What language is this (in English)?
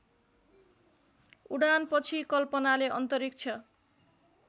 Nepali